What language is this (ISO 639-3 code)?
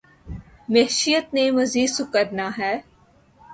urd